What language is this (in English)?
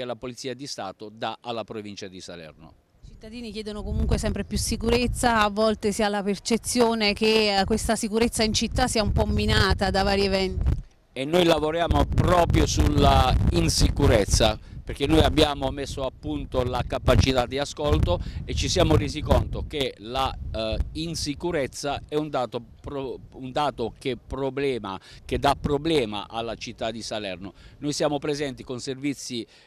Italian